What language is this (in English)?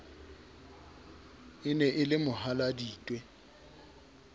Southern Sotho